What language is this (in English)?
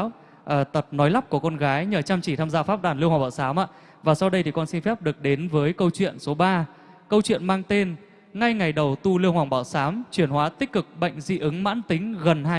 Vietnamese